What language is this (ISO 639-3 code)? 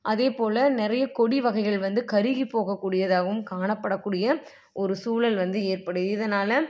tam